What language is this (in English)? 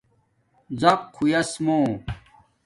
Domaaki